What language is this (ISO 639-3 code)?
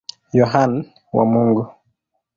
swa